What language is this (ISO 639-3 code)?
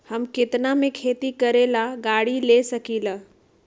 mag